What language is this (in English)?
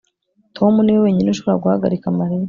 Kinyarwanda